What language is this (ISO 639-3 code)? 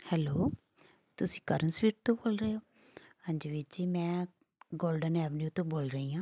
pan